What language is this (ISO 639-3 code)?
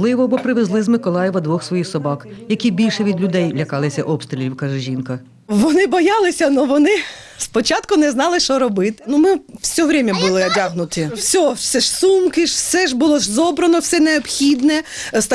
ukr